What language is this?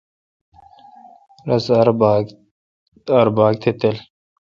Kalkoti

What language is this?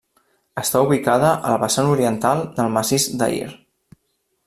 Catalan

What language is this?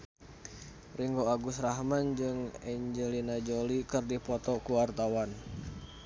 Sundanese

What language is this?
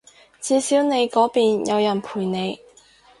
Cantonese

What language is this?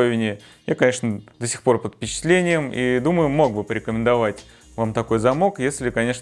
Russian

